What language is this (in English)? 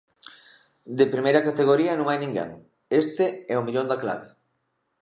Galician